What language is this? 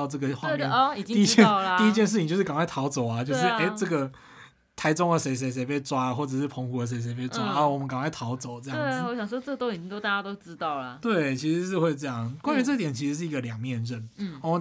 Chinese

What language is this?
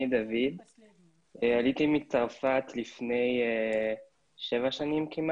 Hebrew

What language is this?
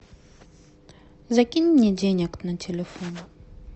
Russian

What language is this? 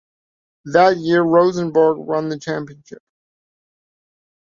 English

